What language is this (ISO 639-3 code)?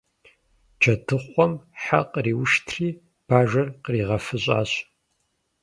kbd